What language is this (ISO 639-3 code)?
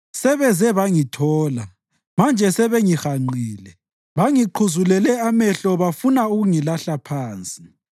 nde